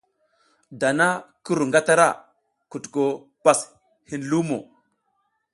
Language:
South Giziga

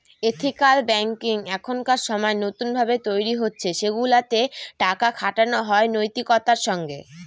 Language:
Bangla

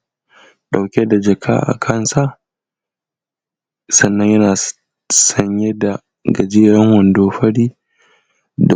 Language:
Hausa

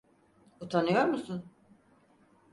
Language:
Turkish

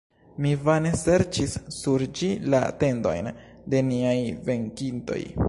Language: Esperanto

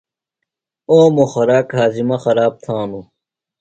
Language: Phalura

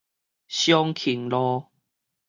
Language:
Min Nan Chinese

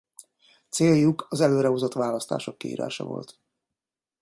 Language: Hungarian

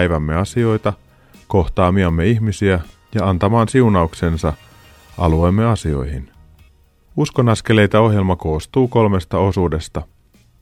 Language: Finnish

